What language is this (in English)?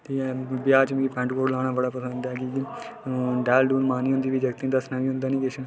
Dogri